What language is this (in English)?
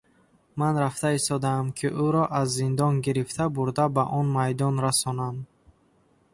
Tajik